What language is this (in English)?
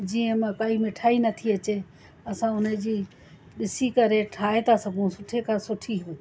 Sindhi